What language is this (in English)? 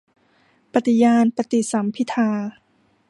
Thai